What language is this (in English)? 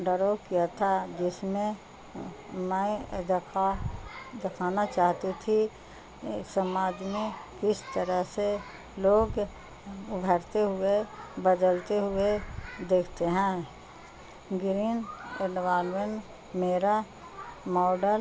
Urdu